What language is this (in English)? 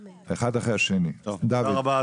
Hebrew